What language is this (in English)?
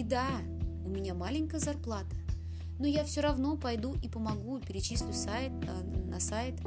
Russian